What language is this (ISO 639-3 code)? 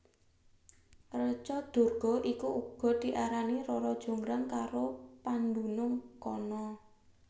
jav